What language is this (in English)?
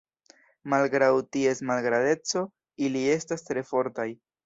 Esperanto